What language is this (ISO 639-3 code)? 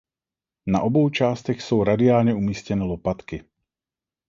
ces